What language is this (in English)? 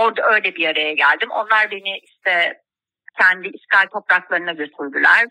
Turkish